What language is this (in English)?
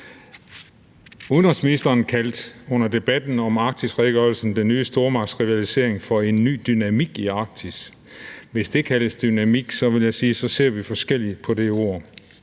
Danish